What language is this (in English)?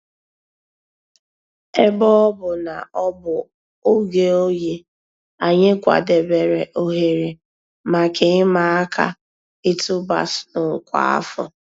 Igbo